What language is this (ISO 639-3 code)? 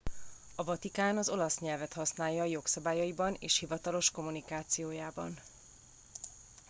hun